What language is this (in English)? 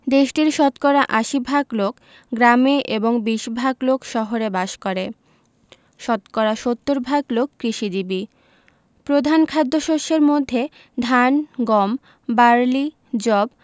Bangla